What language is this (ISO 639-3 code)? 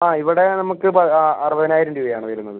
mal